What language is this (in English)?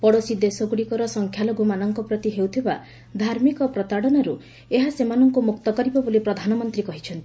Odia